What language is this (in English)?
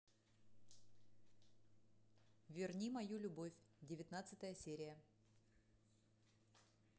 Russian